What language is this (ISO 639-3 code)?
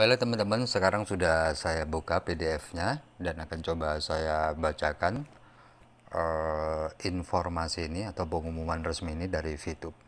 ind